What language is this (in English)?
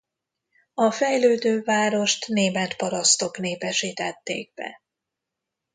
Hungarian